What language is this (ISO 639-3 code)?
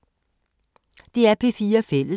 dan